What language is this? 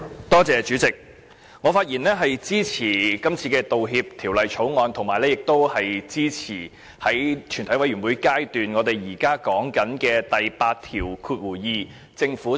Cantonese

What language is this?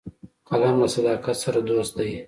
Pashto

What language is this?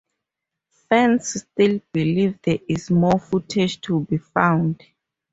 English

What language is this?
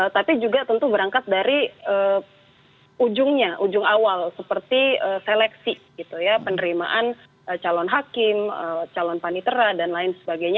Indonesian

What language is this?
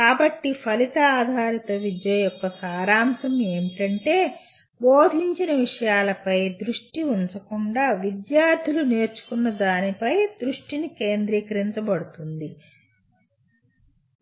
Telugu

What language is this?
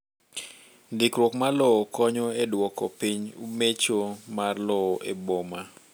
Luo (Kenya and Tanzania)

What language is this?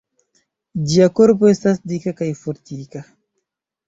Esperanto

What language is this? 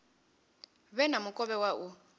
Venda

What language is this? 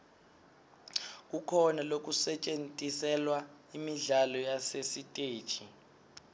Swati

